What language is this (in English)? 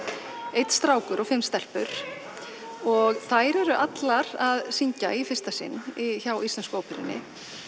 Icelandic